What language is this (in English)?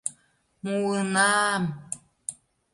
Mari